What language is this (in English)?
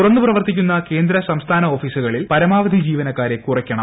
Malayalam